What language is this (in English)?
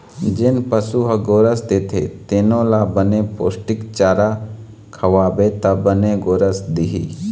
Chhattisgarhi